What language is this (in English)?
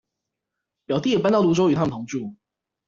Chinese